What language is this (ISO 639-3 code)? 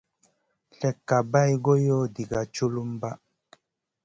mcn